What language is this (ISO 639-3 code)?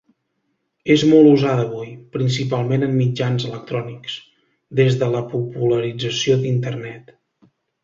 cat